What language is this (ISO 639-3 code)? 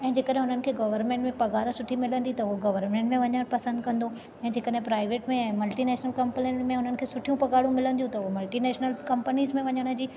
snd